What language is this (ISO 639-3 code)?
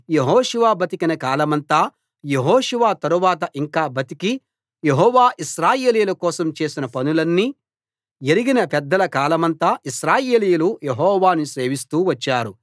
tel